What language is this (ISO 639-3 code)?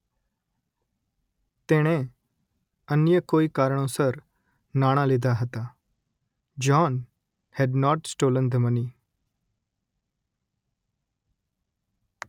guj